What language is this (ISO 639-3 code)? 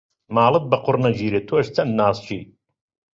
ckb